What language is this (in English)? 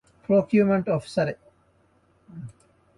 Divehi